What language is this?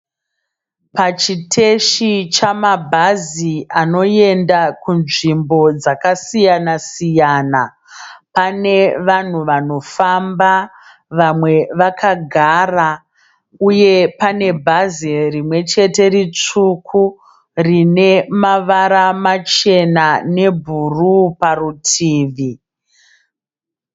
Shona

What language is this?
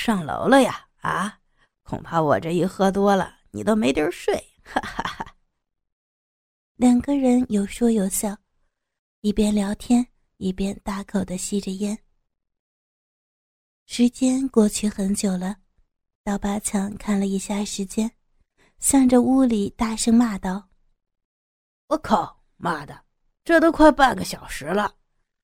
Chinese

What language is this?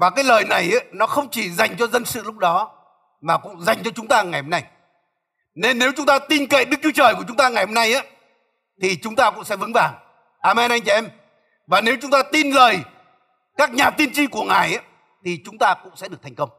Vietnamese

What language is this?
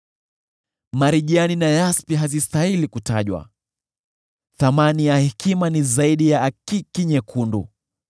Swahili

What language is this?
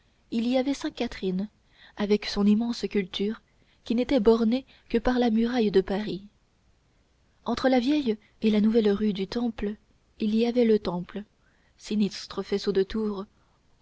French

